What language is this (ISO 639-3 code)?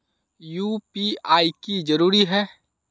mag